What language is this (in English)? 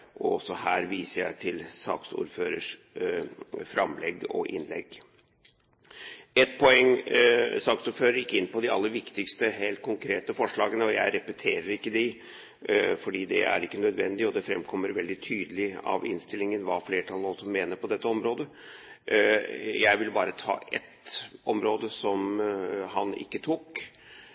Norwegian Bokmål